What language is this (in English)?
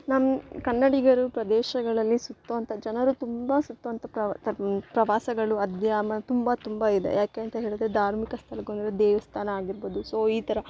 Kannada